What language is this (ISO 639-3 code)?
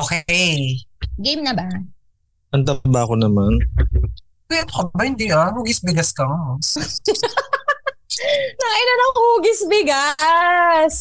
fil